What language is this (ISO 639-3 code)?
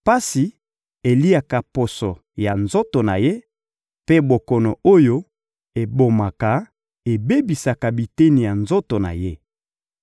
lin